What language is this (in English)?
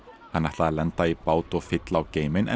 Icelandic